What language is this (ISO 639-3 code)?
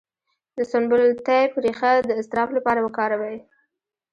pus